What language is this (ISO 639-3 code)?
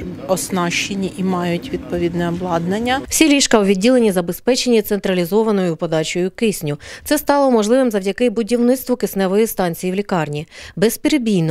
ukr